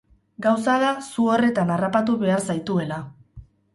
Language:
Basque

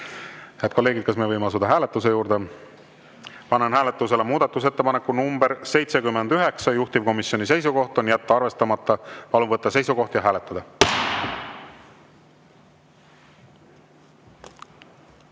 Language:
Estonian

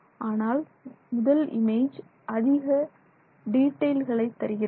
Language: Tamil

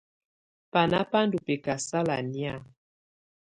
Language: Tunen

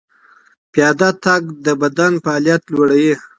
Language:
Pashto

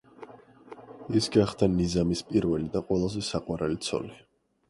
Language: Georgian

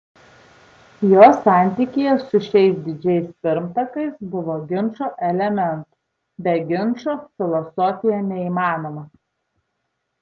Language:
Lithuanian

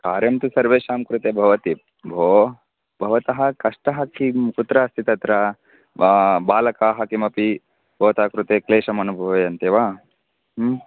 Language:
Sanskrit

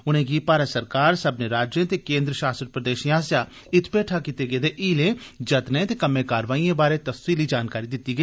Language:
Dogri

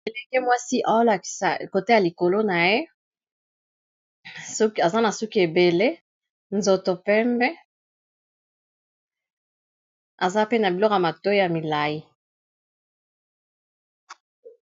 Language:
Lingala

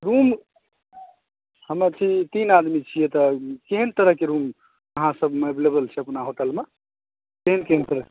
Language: Maithili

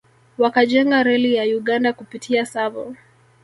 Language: Swahili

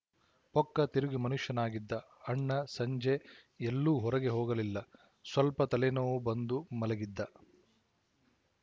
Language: Kannada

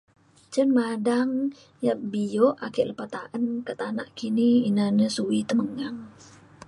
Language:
Mainstream Kenyah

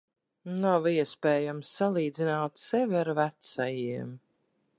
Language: Latvian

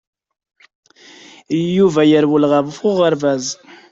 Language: Kabyle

